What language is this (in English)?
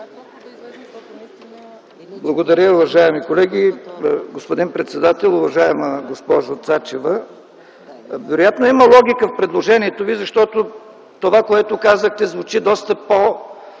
Bulgarian